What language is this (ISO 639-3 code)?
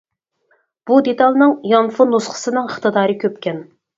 uig